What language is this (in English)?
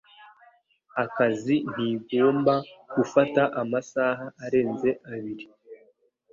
Kinyarwanda